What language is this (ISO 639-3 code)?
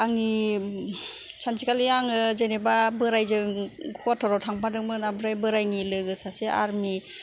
brx